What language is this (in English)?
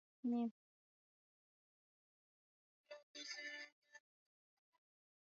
Swahili